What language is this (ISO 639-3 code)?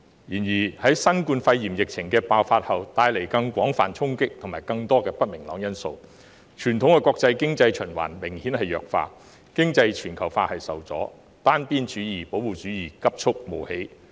yue